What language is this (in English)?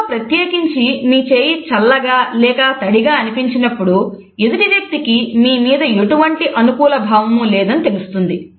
Telugu